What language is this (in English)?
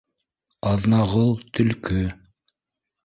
Bashkir